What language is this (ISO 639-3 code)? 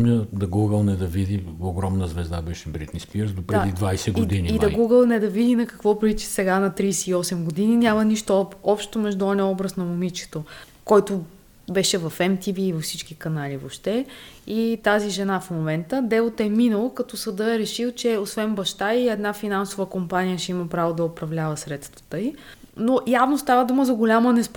bul